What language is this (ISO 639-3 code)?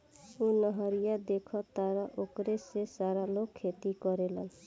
bho